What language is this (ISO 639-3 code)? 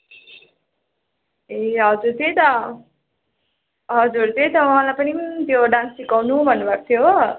nep